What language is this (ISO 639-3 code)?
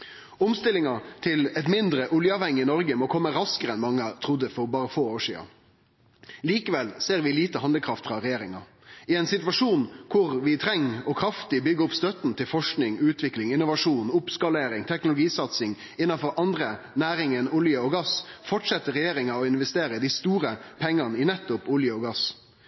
nno